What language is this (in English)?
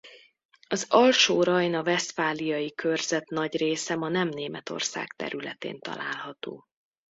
Hungarian